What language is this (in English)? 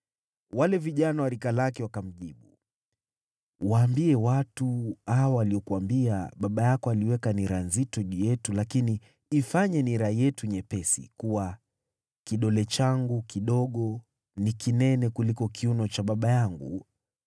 Swahili